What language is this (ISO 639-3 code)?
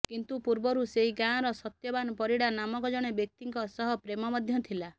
ori